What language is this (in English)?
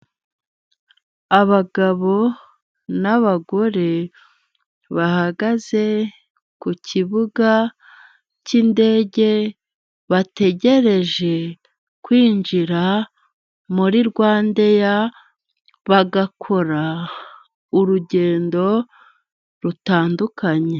Kinyarwanda